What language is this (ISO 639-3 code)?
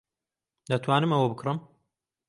ckb